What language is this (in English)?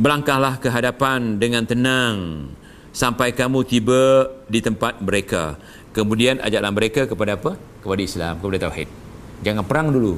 Malay